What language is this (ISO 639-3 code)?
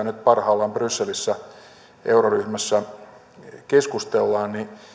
fin